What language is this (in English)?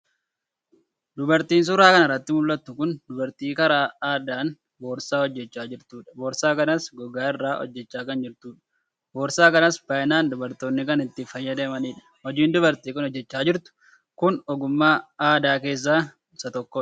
Oromo